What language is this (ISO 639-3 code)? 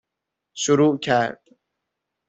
fas